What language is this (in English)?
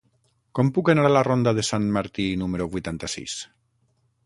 Catalan